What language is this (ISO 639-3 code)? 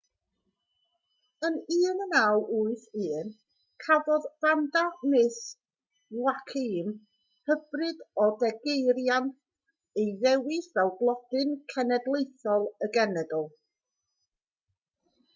cym